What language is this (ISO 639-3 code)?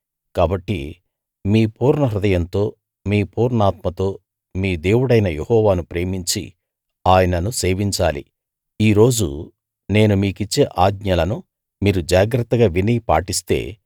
tel